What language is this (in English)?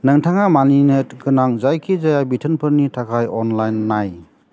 Bodo